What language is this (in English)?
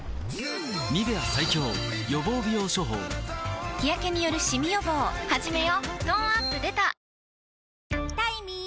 Japanese